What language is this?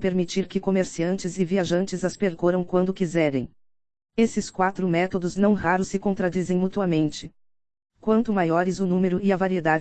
Portuguese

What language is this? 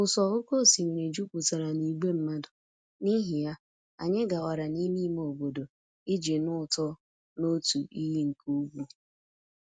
Igbo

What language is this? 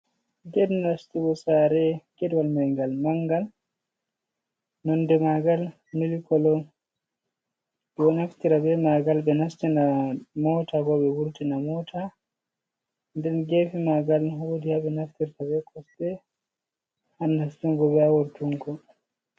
Fula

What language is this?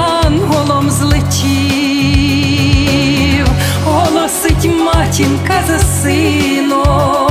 Ukrainian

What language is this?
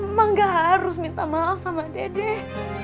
Indonesian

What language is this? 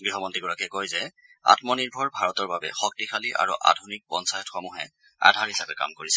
Assamese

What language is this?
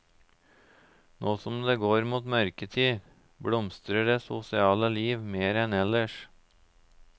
Norwegian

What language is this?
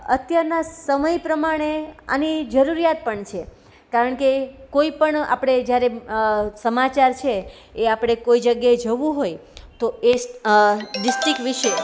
Gujarati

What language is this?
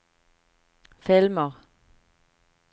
Norwegian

